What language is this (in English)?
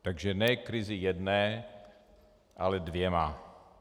Czech